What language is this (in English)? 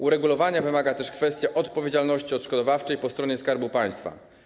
Polish